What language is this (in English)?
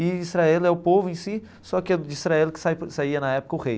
Portuguese